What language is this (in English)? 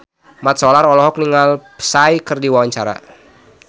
Sundanese